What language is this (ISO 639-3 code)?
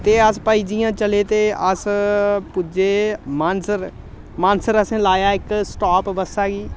doi